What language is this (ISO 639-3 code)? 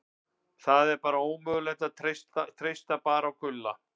isl